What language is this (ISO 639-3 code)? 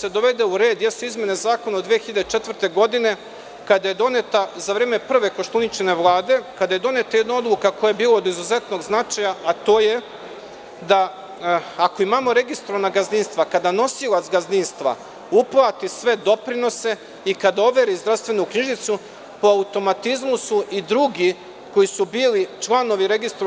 srp